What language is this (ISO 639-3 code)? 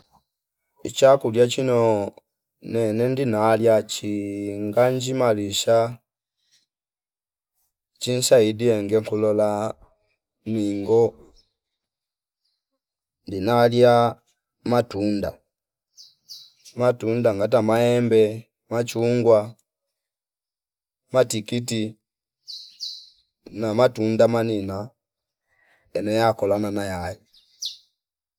fip